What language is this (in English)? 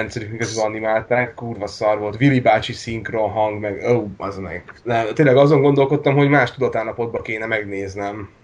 Hungarian